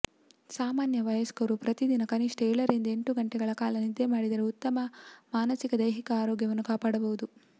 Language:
Kannada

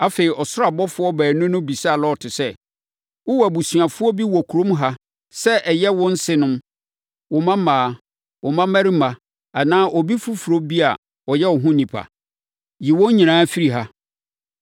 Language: Akan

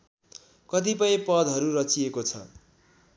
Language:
Nepali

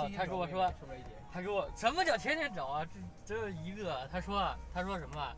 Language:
Chinese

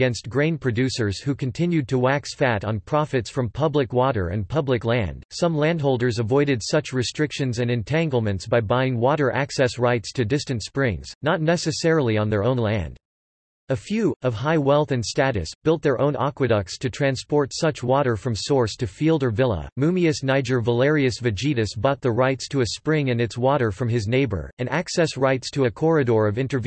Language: English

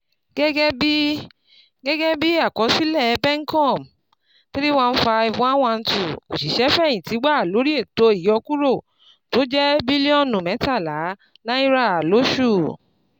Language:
Yoruba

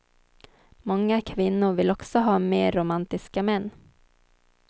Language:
Swedish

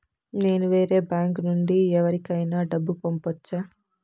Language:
Telugu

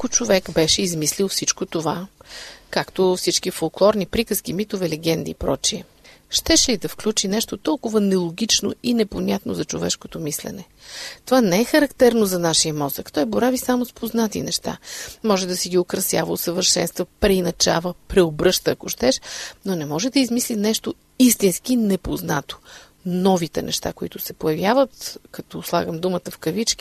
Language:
Bulgarian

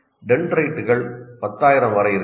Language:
Tamil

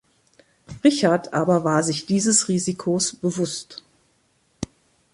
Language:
German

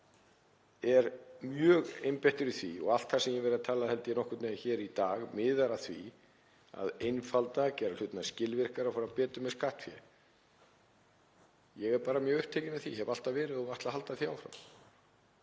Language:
Icelandic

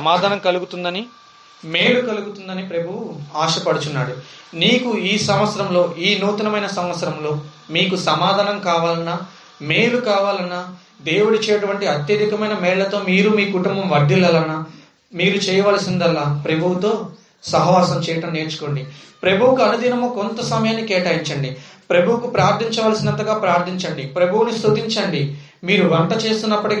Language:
Telugu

